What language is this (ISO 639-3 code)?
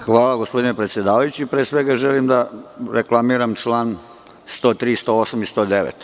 srp